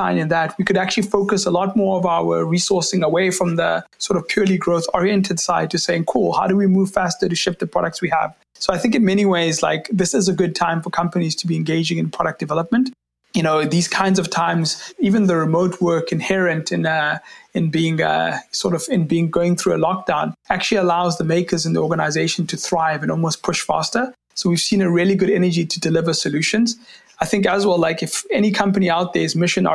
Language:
English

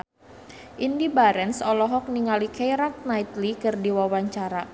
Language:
Sundanese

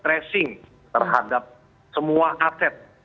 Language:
Indonesian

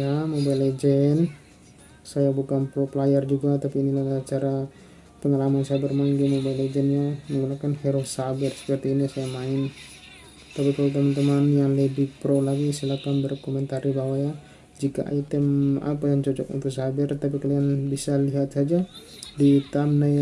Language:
Indonesian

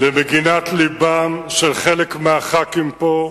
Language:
Hebrew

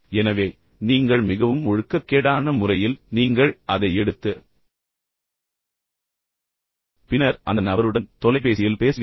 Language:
Tamil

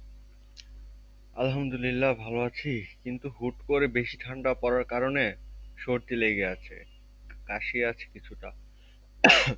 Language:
Bangla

